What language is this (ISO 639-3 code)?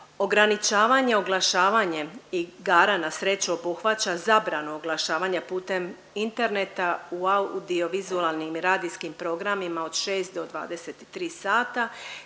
hrv